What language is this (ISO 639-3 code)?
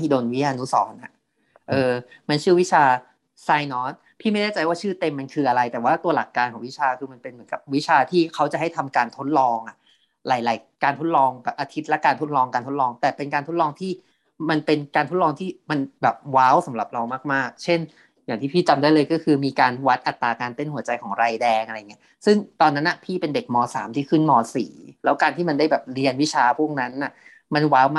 tha